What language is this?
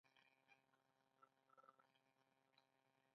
Pashto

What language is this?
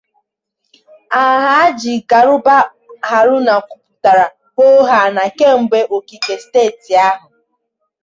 Igbo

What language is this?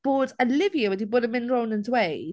Welsh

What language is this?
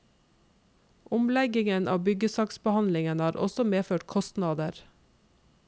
Norwegian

